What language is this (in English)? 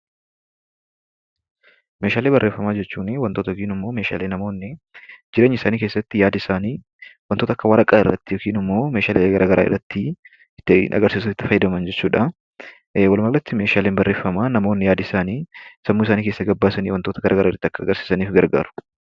Oromo